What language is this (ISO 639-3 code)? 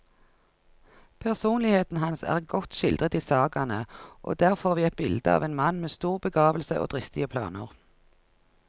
nor